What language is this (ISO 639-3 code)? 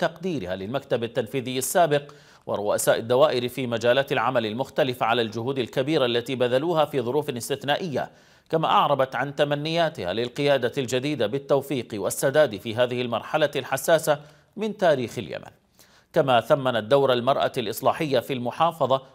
ara